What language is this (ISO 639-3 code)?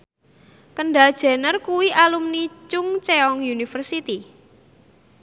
jav